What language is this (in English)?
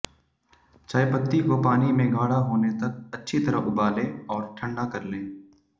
Hindi